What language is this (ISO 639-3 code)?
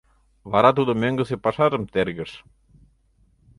chm